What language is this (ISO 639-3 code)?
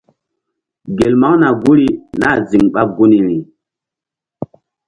mdd